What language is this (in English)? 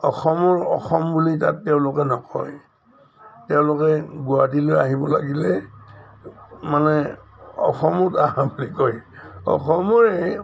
Assamese